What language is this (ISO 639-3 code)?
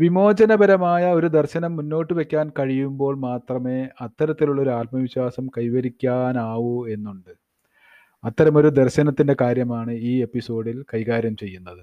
mal